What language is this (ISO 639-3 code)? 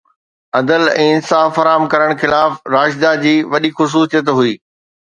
snd